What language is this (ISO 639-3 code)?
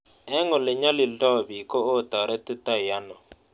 kln